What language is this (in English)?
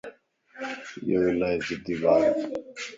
Lasi